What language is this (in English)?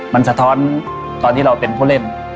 Thai